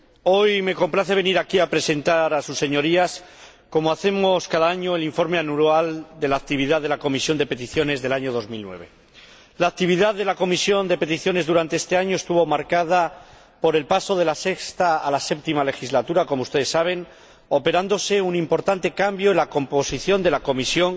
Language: Spanish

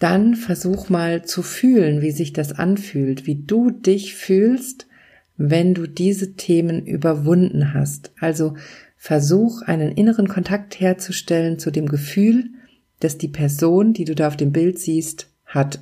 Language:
German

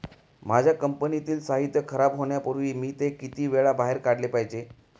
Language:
Marathi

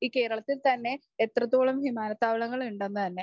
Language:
Malayalam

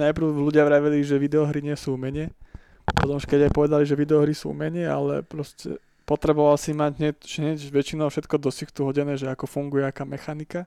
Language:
Slovak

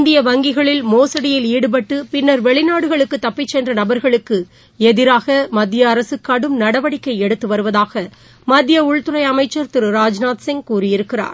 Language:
Tamil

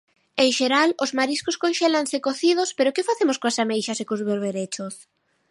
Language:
Galician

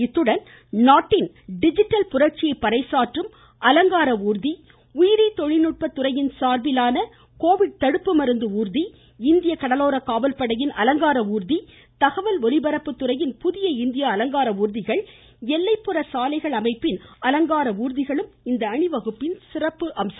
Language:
Tamil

